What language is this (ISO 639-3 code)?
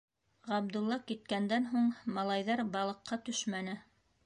bak